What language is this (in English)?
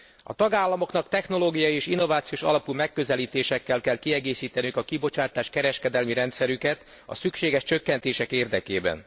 Hungarian